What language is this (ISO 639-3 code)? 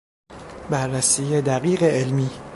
fas